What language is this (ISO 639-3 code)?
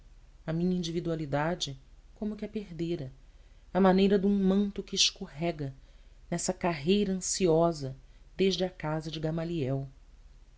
por